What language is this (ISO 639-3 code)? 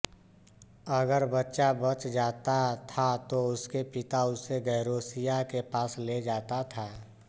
hin